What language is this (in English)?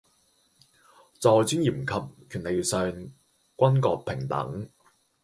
Cantonese